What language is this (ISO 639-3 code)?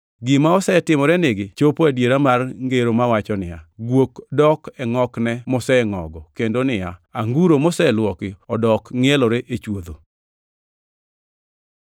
luo